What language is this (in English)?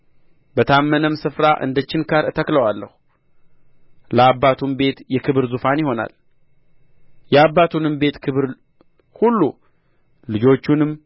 Amharic